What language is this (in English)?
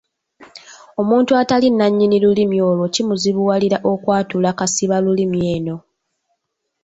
Ganda